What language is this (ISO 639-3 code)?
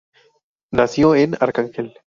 spa